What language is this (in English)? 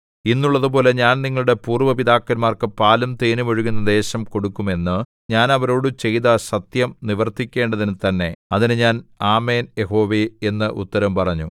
Malayalam